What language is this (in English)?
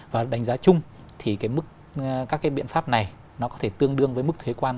Vietnamese